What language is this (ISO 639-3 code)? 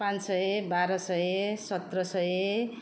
nep